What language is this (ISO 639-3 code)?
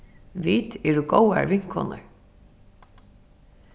fao